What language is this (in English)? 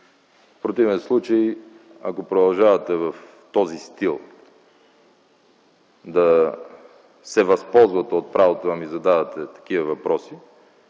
Bulgarian